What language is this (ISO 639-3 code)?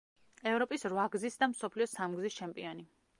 kat